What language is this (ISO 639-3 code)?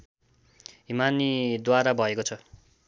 nep